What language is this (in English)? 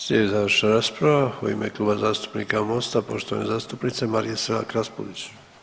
Croatian